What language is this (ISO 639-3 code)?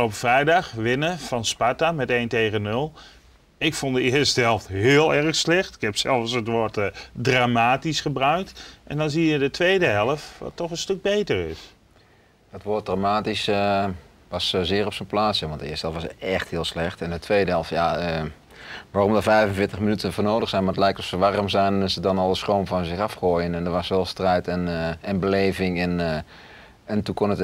nld